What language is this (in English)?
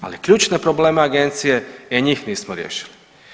Croatian